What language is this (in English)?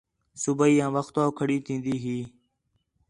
Khetrani